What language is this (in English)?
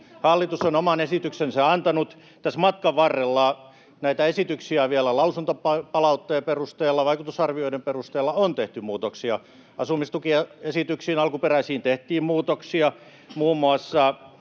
Finnish